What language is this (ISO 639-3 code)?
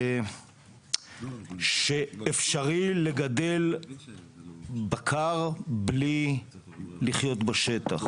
heb